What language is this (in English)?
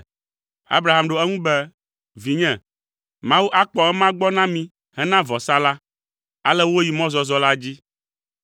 Ewe